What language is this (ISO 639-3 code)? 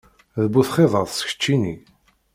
kab